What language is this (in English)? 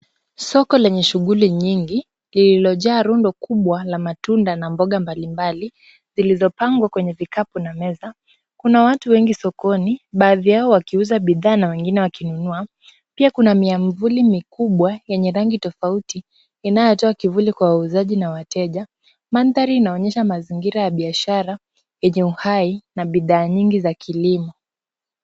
Swahili